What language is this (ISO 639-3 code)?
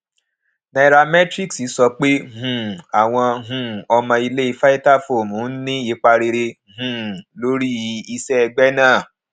yor